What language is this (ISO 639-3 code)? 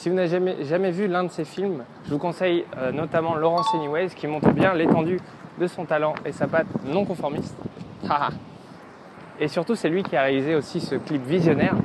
fra